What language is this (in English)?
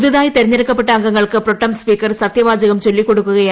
Malayalam